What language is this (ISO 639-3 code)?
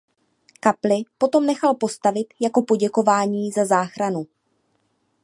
ces